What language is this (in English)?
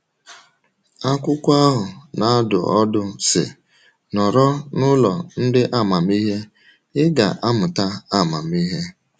Igbo